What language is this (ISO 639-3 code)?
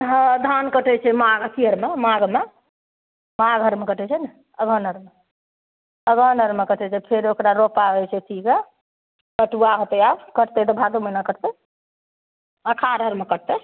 mai